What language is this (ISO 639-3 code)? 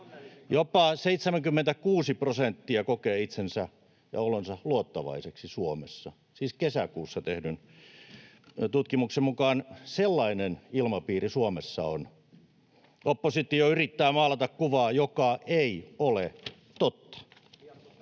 fin